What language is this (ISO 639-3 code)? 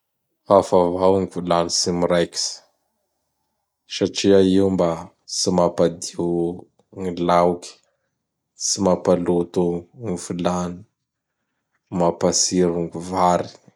bhr